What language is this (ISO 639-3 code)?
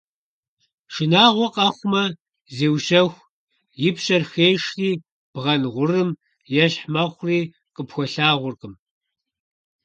kbd